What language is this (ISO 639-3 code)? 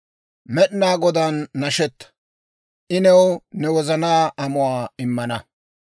dwr